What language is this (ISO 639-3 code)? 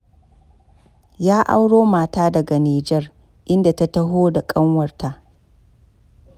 hau